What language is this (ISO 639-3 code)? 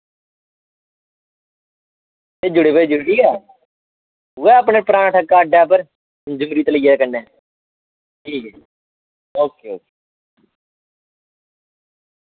doi